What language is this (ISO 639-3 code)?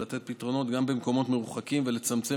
heb